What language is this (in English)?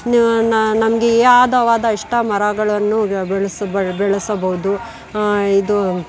Kannada